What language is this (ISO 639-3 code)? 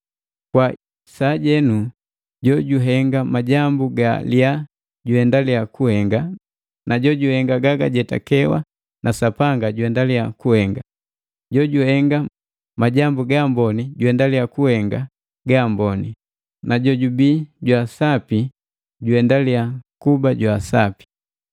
mgv